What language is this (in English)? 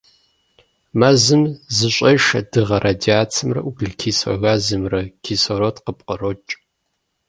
Kabardian